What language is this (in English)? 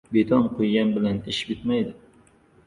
Uzbek